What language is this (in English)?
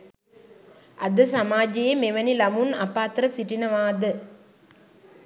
Sinhala